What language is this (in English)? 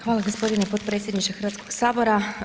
Croatian